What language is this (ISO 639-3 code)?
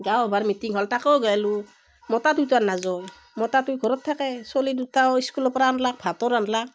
asm